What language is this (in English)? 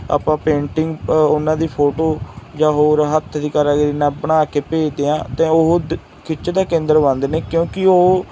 Punjabi